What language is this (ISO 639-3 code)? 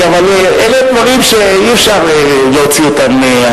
heb